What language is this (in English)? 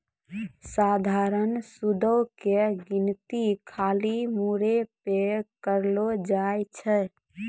Maithili